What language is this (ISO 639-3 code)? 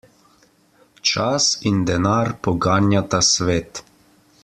slv